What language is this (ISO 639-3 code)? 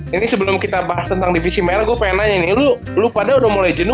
ind